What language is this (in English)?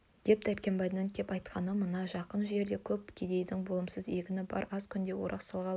Kazakh